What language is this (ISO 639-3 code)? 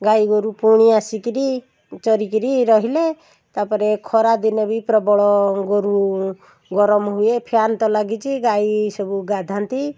ori